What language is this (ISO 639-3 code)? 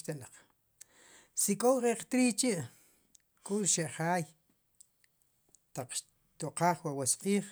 qum